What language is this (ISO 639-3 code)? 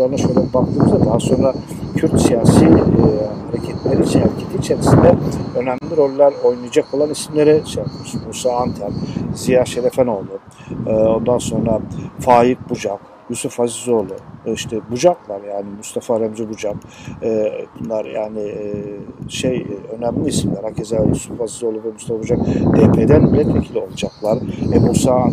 tur